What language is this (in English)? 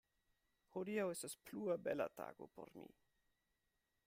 Esperanto